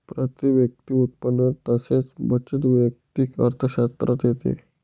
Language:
Marathi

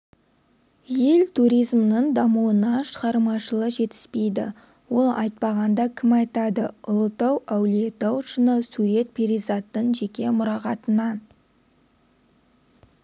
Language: Kazakh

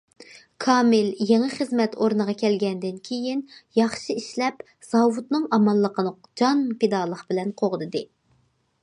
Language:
Uyghur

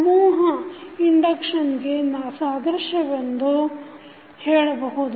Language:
Kannada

